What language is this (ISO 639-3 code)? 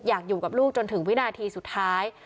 tha